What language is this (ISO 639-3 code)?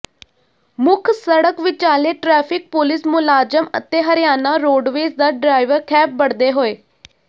pan